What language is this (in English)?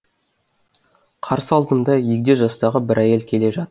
Kazakh